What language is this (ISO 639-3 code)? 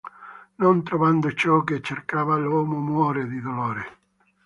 ita